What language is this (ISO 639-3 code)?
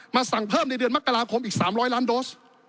tha